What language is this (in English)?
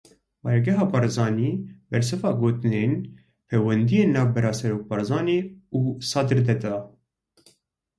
Kurdish